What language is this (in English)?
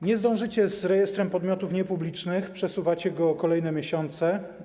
Polish